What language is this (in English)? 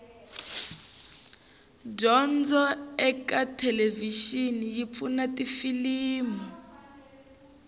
Tsonga